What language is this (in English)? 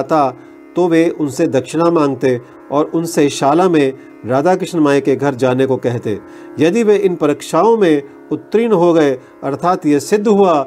Hindi